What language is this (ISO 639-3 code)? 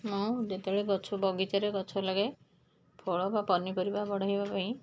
ori